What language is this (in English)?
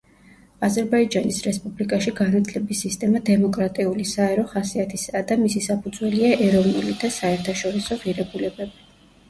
Georgian